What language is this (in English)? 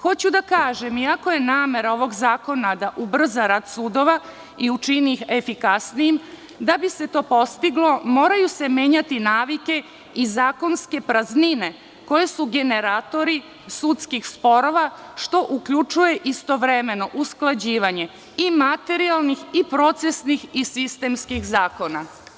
Serbian